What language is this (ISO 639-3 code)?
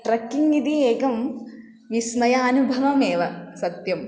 san